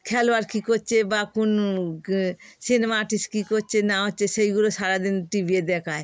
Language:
Bangla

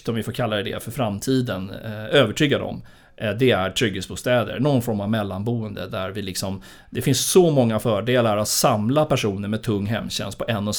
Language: Swedish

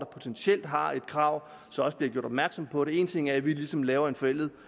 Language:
Danish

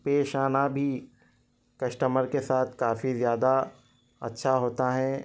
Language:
Urdu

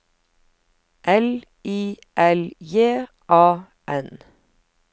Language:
Norwegian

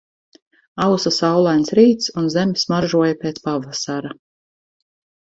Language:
Latvian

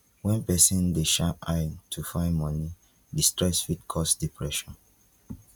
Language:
Nigerian Pidgin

